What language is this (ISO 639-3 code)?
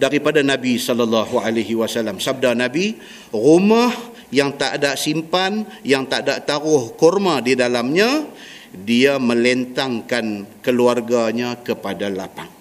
msa